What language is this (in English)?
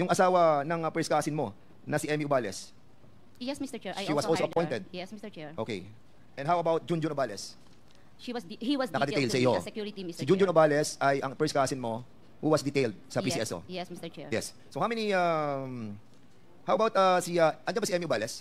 Filipino